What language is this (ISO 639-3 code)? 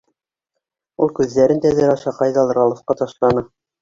bak